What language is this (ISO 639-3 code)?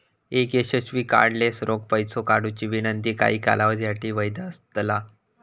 mar